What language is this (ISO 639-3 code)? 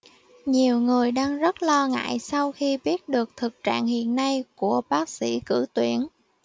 vie